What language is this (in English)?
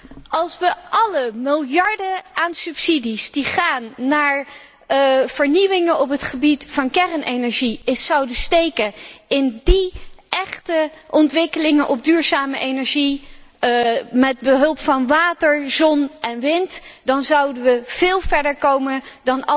Dutch